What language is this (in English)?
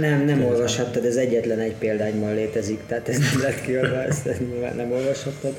Hungarian